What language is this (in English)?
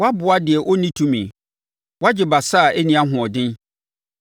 Akan